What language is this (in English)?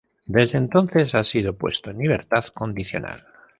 Spanish